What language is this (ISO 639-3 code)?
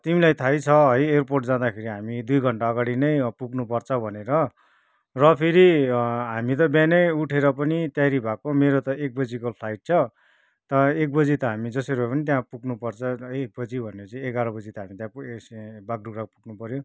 nep